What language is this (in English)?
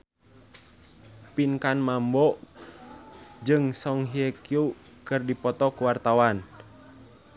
Sundanese